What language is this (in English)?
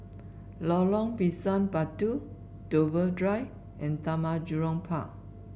English